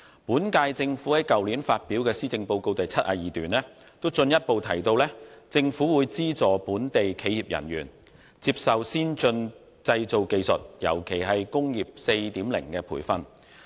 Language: Cantonese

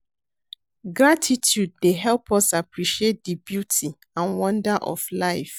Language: Nigerian Pidgin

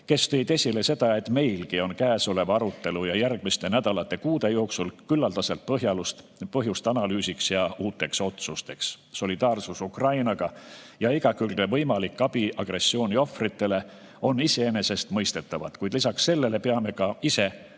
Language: Estonian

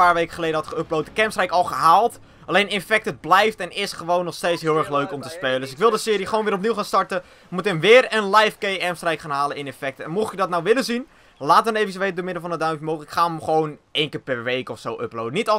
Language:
Dutch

